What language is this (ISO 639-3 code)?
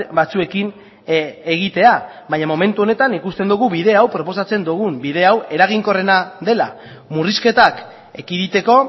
eus